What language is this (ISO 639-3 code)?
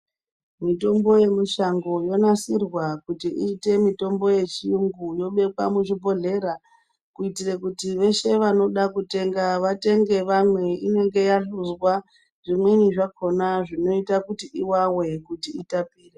ndc